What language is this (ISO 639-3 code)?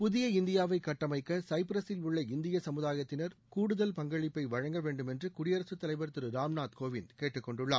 tam